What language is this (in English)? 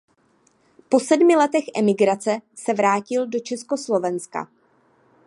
Czech